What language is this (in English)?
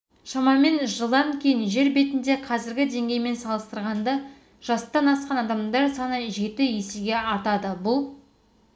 Kazakh